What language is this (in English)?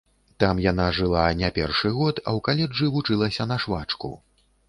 Belarusian